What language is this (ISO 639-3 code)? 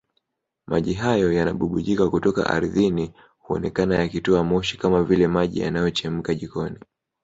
swa